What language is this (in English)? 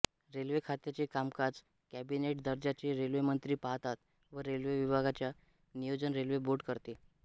Marathi